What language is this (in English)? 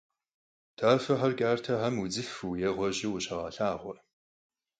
Kabardian